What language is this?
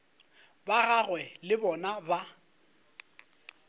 Northern Sotho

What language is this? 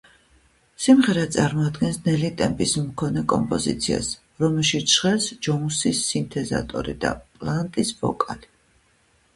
Georgian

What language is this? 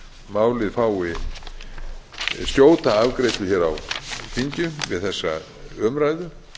Icelandic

